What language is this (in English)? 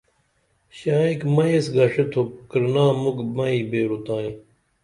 Dameli